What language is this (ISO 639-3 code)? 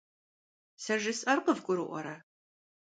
kbd